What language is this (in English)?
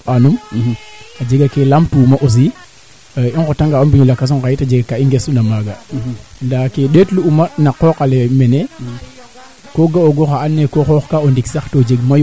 Serer